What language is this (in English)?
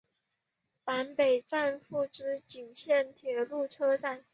Chinese